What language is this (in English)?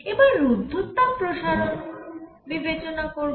Bangla